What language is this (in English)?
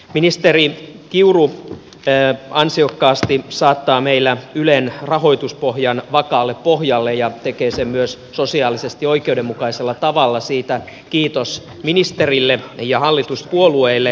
Finnish